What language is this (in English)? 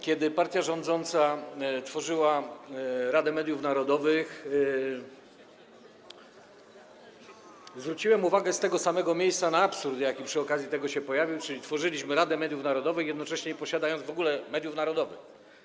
Polish